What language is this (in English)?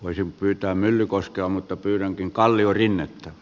Finnish